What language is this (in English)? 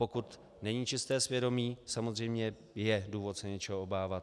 Czech